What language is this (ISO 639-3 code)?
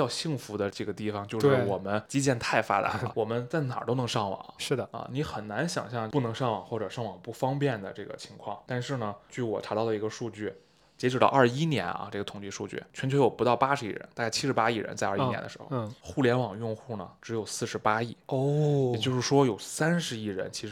zho